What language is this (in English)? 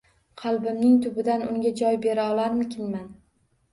Uzbek